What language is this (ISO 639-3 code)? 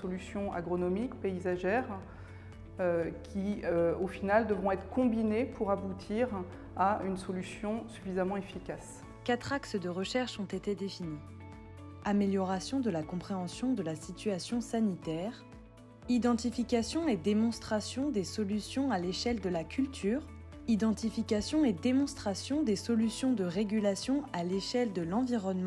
fra